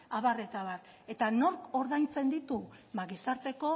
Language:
Basque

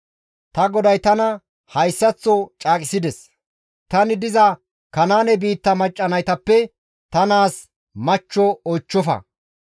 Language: Gamo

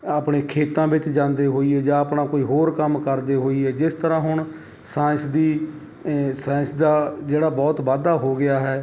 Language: Punjabi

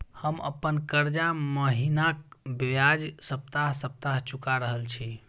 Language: Maithili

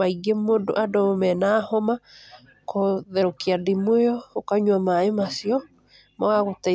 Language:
Kikuyu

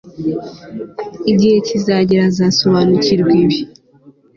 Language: Kinyarwanda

